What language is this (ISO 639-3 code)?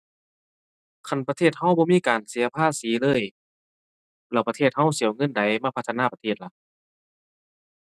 tha